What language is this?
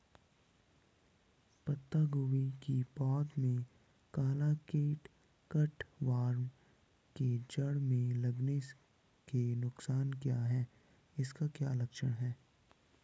Hindi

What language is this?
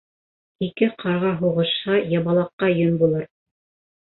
Bashkir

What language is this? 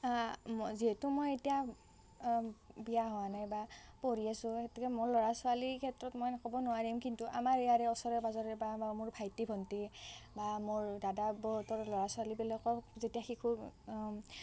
Assamese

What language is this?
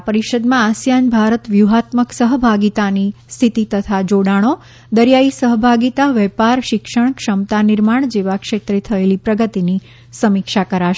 Gujarati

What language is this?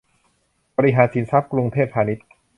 Thai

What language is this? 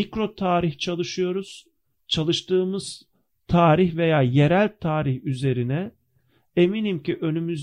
Turkish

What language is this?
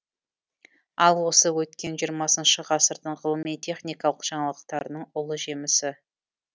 Kazakh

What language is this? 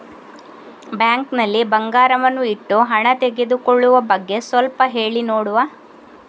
Kannada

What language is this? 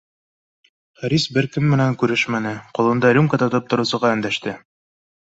Bashkir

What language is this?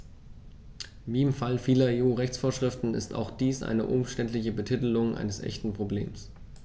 German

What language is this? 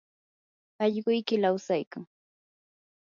Yanahuanca Pasco Quechua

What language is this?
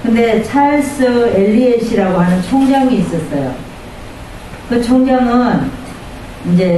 Korean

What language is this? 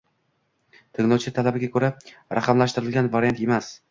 Uzbek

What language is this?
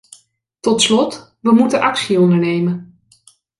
Dutch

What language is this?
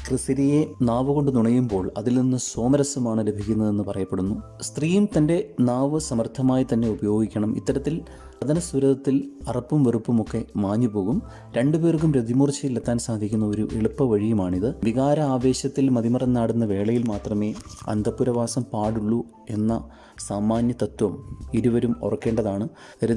English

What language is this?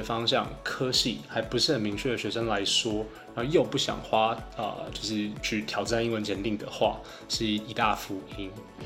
Chinese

